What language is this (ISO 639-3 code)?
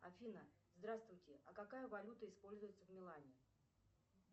rus